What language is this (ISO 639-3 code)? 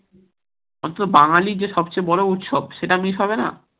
ben